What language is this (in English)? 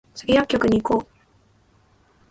Japanese